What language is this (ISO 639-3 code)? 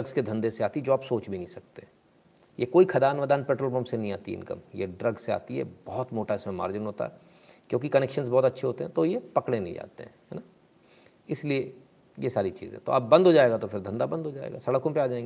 hin